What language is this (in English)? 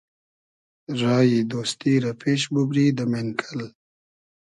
Hazaragi